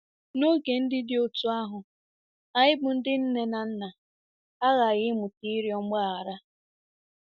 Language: Igbo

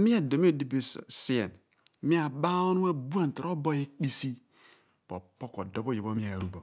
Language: Abua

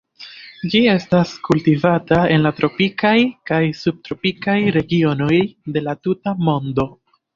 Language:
Esperanto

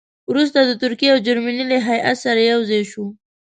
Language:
Pashto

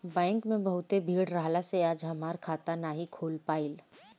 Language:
Bhojpuri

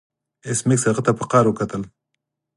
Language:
Pashto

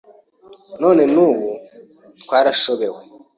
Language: Kinyarwanda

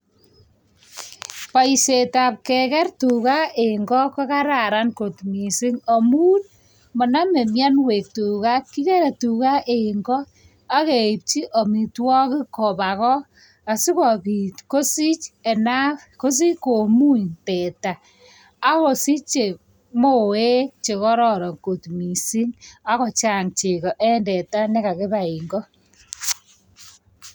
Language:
Kalenjin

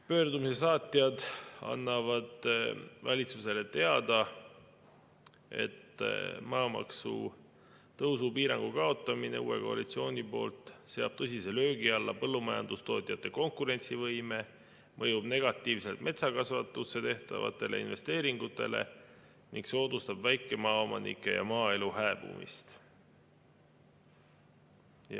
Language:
Estonian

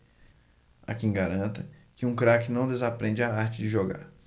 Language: Portuguese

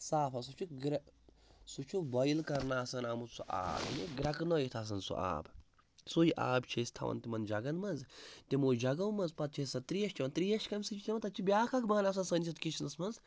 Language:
Kashmiri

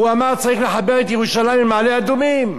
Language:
Hebrew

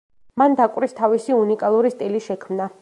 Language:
Georgian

